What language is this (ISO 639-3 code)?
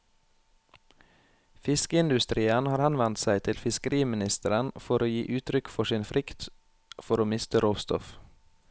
nor